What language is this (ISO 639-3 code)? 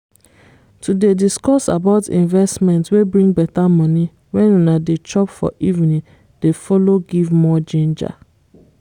pcm